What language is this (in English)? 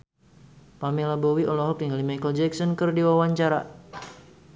Sundanese